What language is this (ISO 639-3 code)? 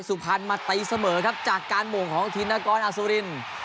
tha